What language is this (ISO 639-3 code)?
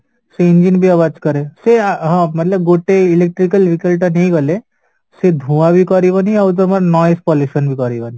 ori